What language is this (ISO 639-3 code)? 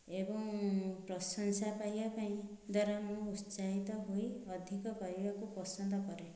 ori